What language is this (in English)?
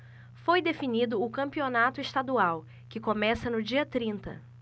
Portuguese